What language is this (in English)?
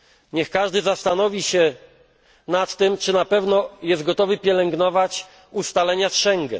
Polish